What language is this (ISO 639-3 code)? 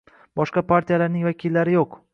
uzb